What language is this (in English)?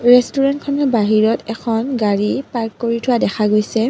Assamese